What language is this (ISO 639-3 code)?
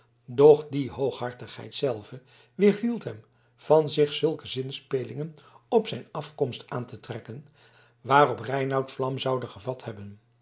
nld